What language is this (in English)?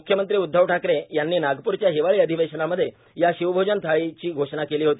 Marathi